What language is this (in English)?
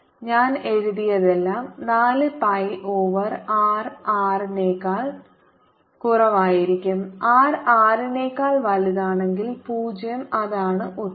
Malayalam